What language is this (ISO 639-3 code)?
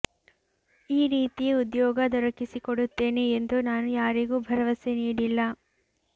kan